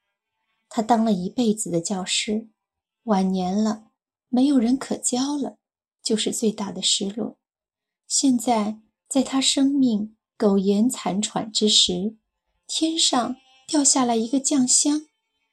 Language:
Chinese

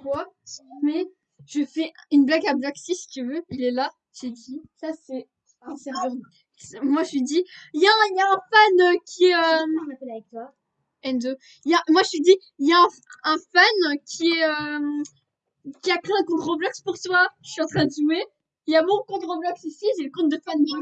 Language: French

